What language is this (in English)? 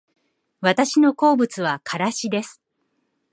Japanese